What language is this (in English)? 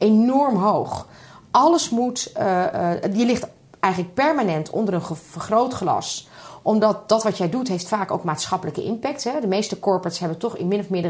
Dutch